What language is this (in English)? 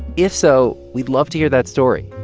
English